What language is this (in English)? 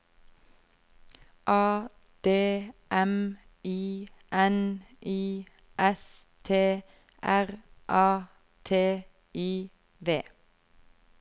Norwegian